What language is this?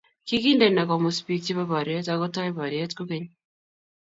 Kalenjin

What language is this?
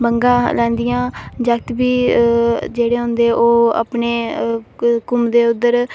Dogri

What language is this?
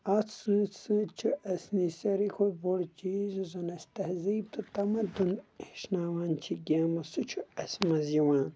Kashmiri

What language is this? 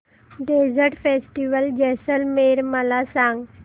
Marathi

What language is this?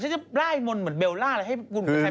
Thai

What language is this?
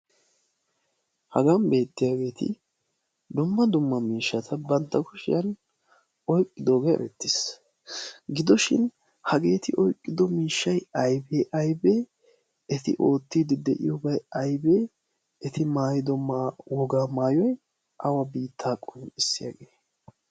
Wolaytta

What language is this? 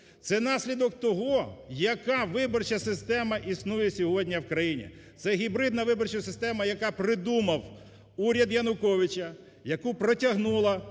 Ukrainian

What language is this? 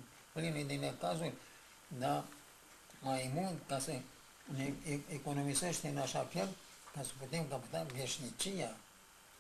Romanian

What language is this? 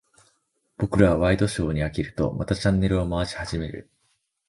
Japanese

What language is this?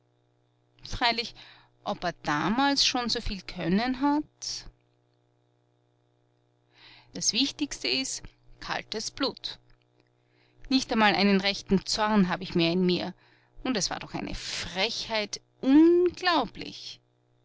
German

